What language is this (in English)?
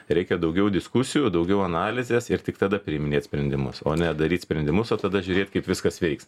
Lithuanian